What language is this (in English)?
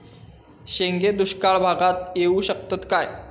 Marathi